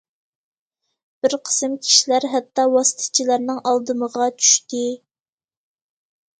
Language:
Uyghur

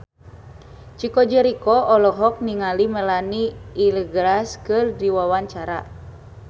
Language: Sundanese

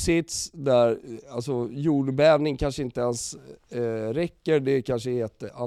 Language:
Swedish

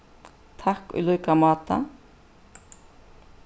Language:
Faroese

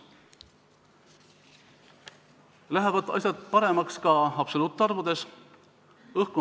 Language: Estonian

